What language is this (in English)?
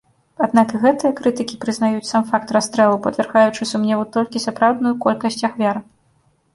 Belarusian